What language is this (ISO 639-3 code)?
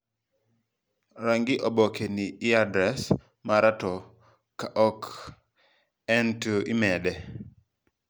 luo